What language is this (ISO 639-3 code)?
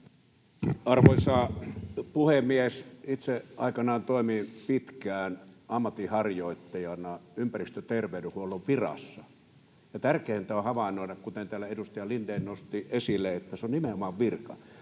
fin